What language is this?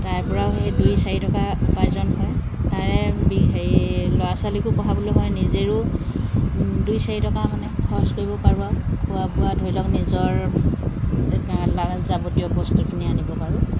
Assamese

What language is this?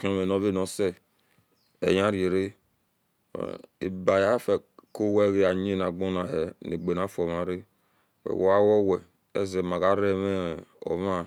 Esan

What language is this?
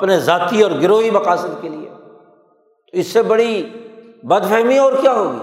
Urdu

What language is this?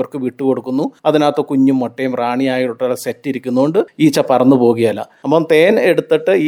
Malayalam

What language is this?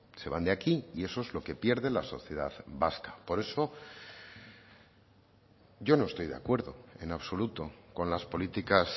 Spanish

